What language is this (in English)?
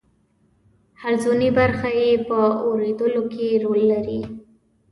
Pashto